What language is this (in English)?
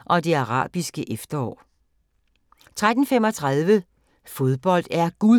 Danish